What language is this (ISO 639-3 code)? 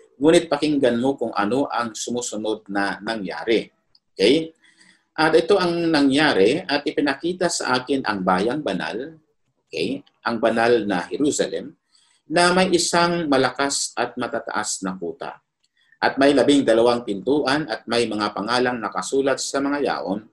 fil